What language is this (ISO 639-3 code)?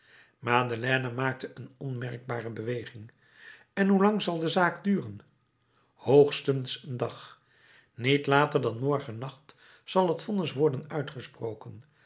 nld